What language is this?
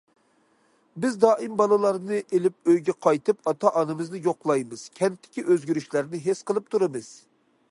Uyghur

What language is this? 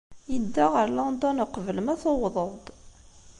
Kabyle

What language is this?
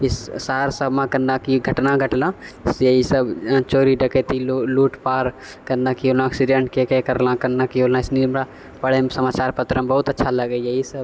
Maithili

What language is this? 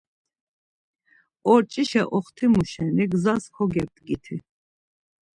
Laz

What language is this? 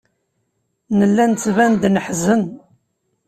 Kabyle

